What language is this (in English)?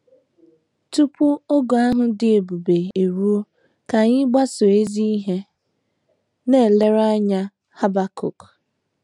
Igbo